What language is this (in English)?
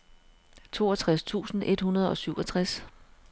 Danish